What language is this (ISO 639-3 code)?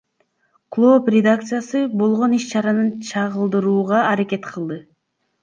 kir